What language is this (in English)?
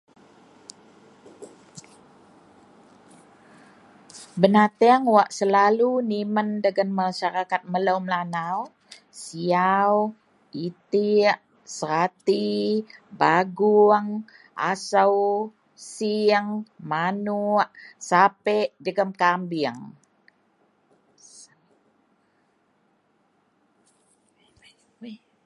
Central Melanau